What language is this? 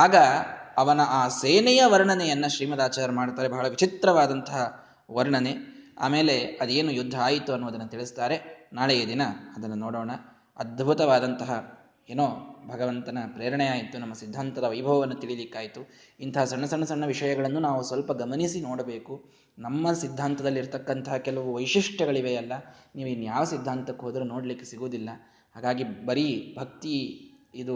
Kannada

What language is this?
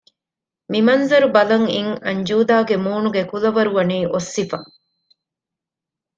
Divehi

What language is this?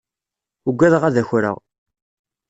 Kabyle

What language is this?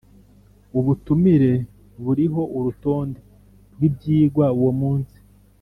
Kinyarwanda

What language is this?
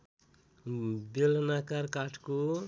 Nepali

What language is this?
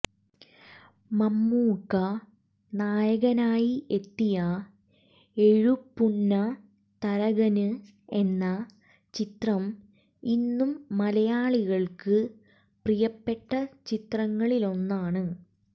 Malayalam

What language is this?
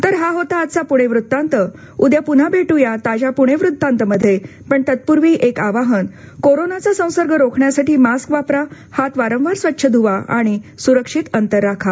Marathi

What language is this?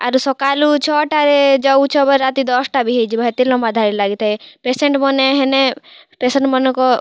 Odia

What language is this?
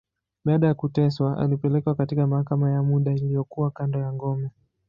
Swahili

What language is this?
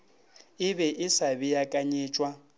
Northern Sotho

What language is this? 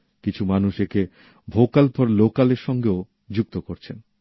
Bangla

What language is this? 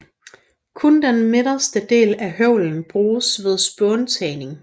Danish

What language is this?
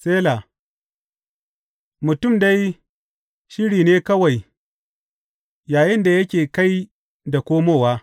Hausa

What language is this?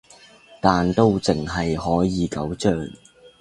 Cantonese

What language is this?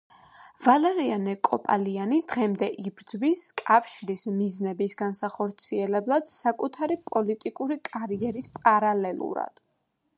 Georgian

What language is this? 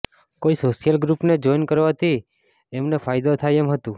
Gujarati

